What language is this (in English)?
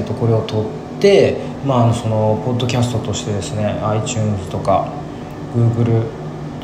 Japanese